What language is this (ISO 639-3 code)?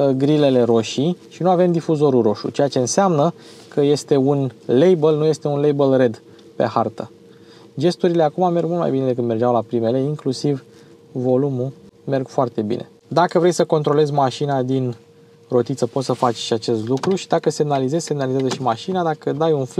ron